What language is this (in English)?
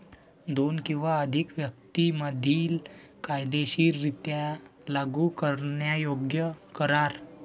Marathi